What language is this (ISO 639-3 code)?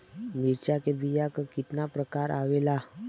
bho